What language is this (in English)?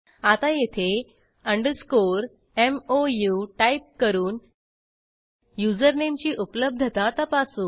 Marathi